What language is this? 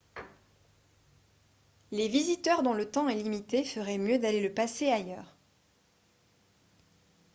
French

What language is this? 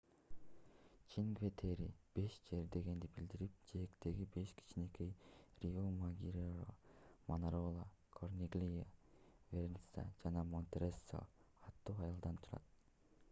Kyrgyz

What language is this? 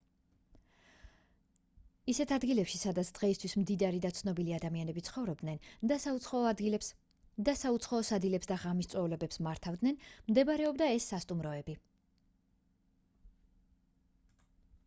Georgian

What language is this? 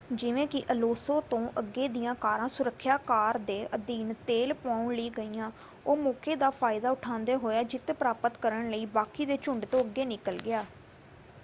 Punjabi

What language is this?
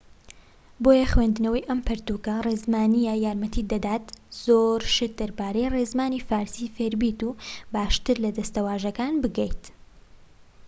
Central Kurdish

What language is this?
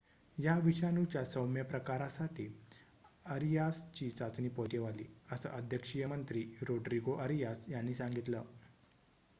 Marathi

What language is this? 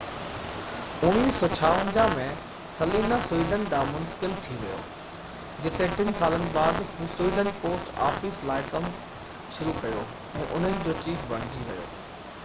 Sindhi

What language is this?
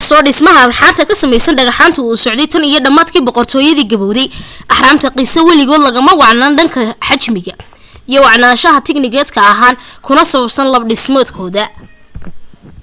Somali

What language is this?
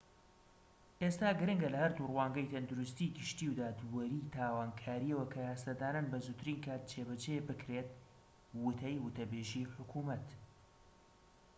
Central Kurdish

